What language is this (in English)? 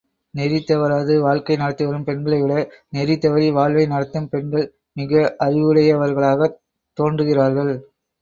Tamil